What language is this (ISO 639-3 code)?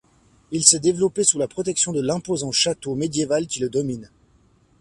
fra